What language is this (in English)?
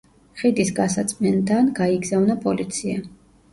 Georgian